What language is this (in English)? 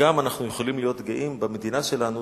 Hebrew